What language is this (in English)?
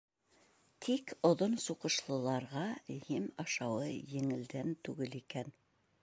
Bashkir